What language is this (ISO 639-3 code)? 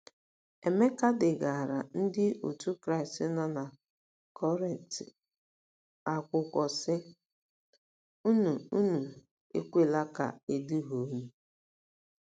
ibo